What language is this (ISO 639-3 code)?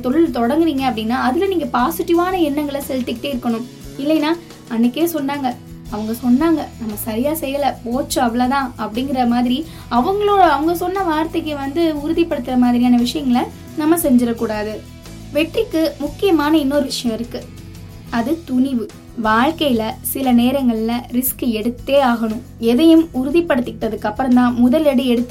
tam